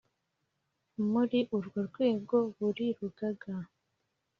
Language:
Kinyarwanda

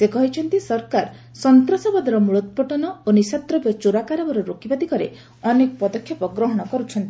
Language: Odia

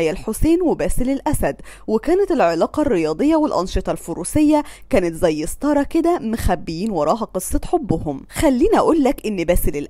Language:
Arabic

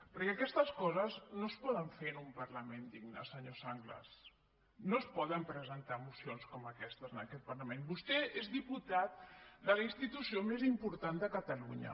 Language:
Catalan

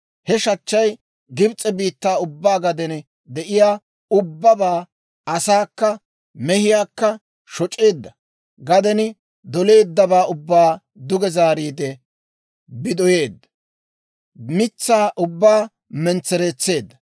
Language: Dawro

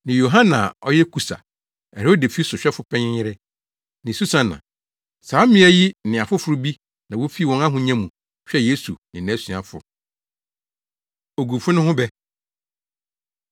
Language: Akan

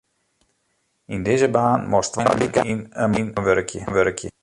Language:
Western Frisian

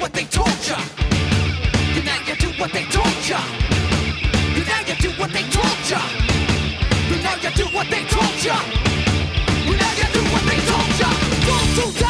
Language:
Hebrew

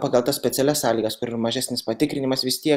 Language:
Lithuanian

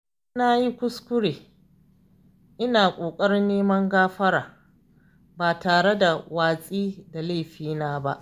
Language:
Hausa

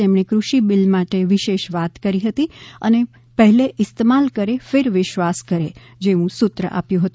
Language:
Gujarati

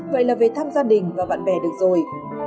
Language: Vietnamese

